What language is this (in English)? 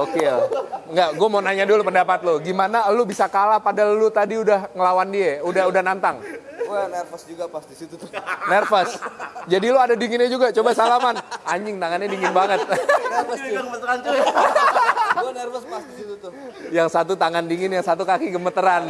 Indonesian